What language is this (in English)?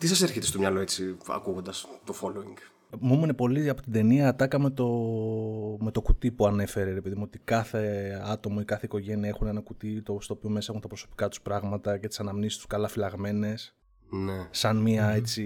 Greek